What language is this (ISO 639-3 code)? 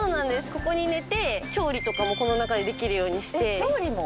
jpn